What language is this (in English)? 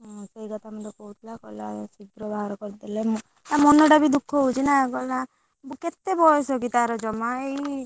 Odia